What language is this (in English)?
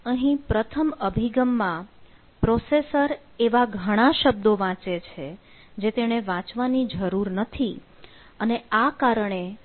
Gujarati